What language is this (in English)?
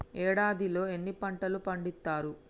Telugu